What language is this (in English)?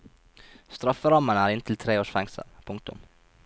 Norwegian